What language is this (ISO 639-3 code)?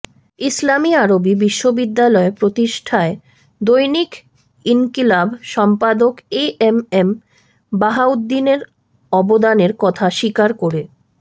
ben